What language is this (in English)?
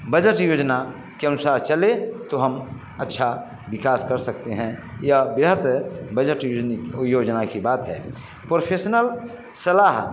Hindi